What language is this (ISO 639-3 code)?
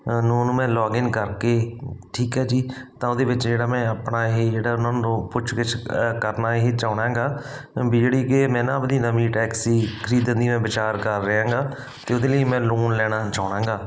pan